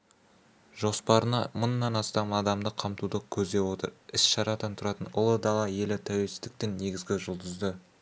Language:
Kazakh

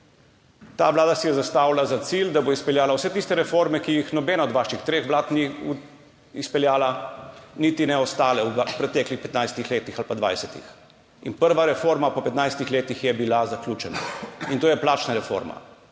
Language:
Slovenian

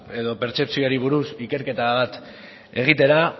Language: Basque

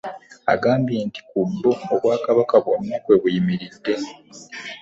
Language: Ganda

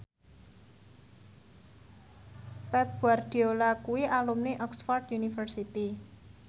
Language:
Javanese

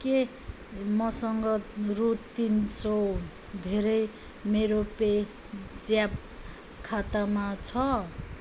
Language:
Nepali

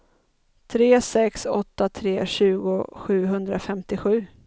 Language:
Swedish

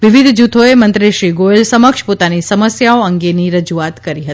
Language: Gujarati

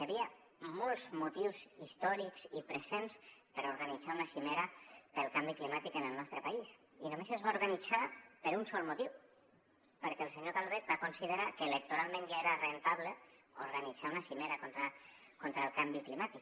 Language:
Catalan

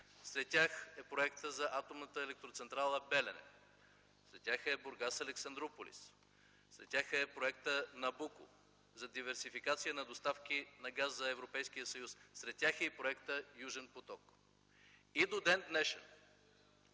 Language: Bulgarian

